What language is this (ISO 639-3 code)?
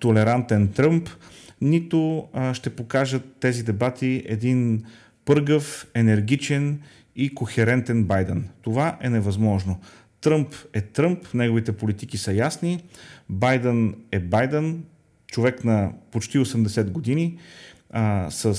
bul